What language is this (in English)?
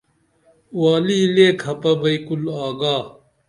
Dameli